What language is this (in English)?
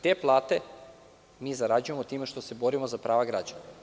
Serbian